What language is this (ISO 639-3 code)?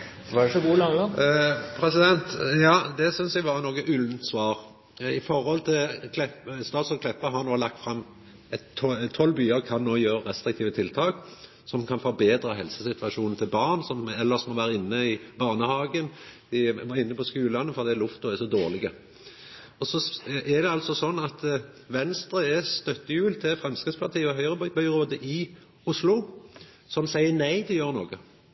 nno